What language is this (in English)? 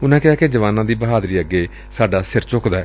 Punjabi